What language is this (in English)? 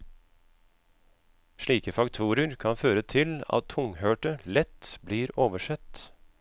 Norwegian